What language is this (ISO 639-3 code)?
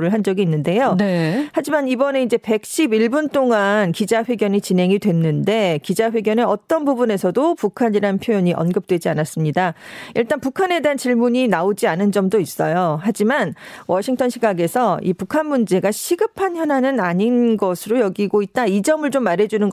kor